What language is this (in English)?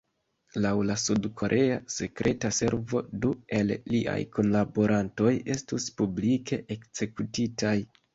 Esperanto